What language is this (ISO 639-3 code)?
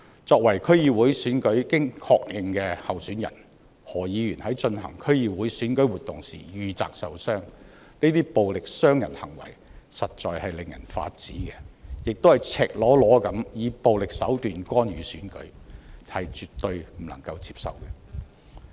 yue